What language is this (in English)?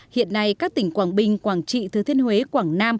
Vietnamese